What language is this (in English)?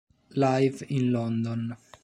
Italian